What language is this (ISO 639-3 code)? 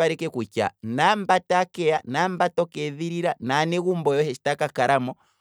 kwm